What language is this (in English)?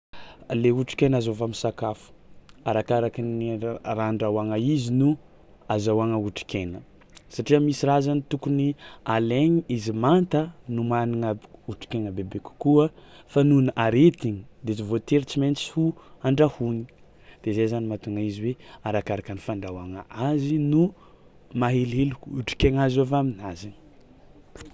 Tsimihety Malagasy